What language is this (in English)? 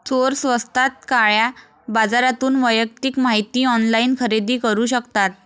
Marathi